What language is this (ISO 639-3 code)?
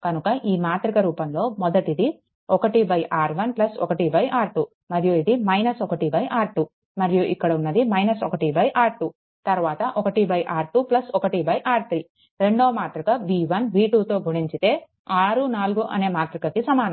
tel